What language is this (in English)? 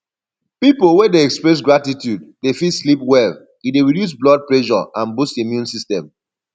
Nigerian Pidgin